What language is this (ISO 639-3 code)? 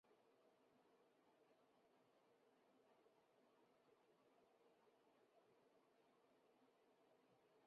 zho